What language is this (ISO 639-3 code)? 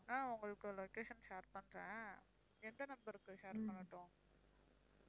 tam